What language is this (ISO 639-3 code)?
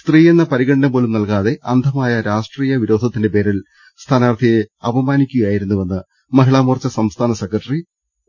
mal